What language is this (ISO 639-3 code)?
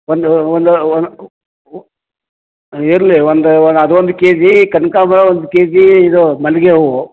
kan